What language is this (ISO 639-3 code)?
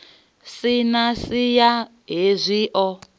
ven